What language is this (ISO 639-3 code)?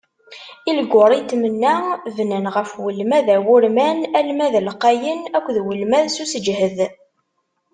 kab